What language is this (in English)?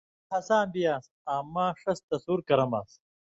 Indus Kohistani